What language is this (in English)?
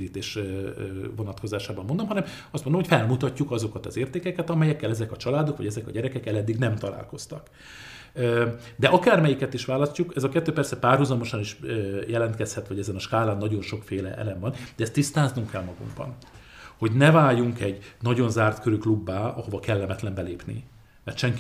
Hungarian